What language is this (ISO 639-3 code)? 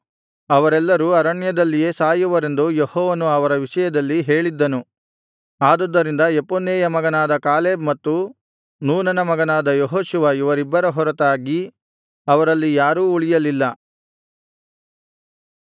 kan